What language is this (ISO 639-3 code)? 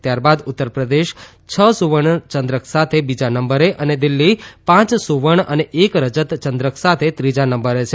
guj